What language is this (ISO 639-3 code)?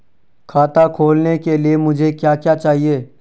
hin